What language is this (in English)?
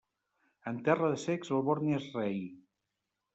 Catalan